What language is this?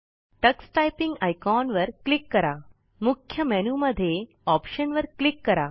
Marathi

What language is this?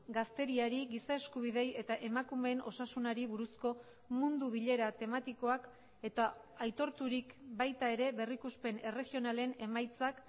Basque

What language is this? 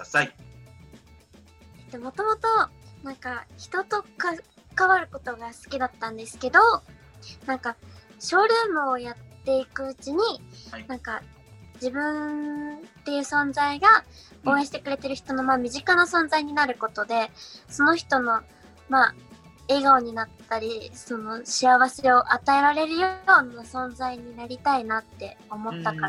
Japanese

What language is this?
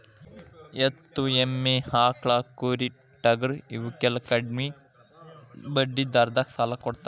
Kannada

